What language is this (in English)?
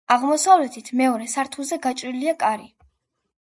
Georgian